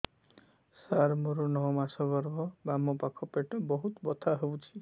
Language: Odia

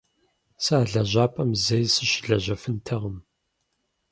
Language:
Kabardian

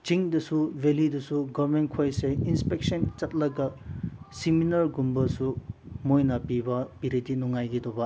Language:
Manipuri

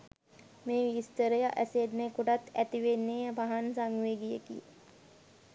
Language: Sinhala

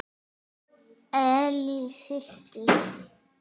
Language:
Icelandic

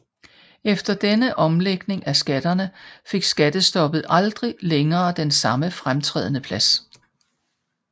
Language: Danish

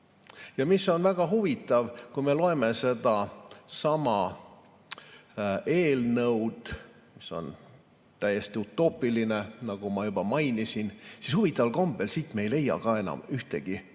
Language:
Estonian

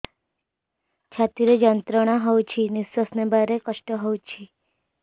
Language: Odia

